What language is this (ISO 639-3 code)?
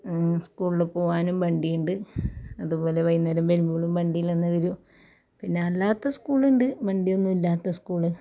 mal